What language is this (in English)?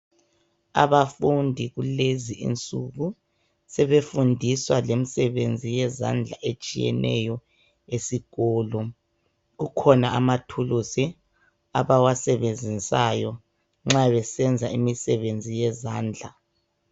North Ndebele